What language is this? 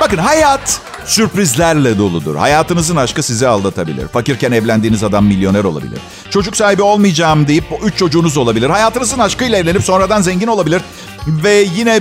Turkish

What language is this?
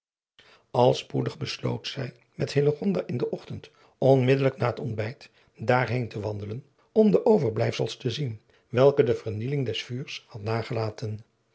Dutch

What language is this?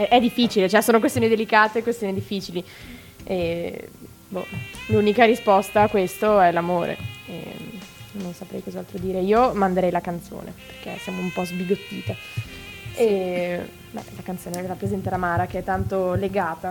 Italian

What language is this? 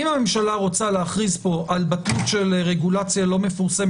Hebrew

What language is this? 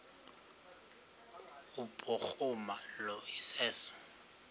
Xhosa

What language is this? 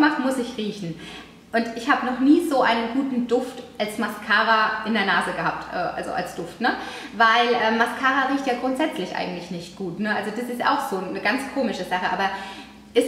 German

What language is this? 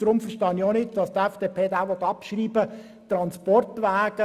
Swiss German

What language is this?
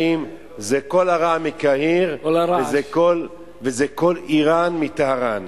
Hebrew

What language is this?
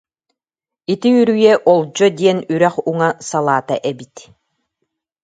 Yakut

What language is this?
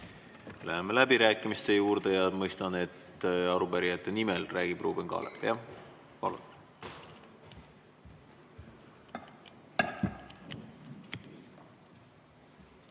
Estonian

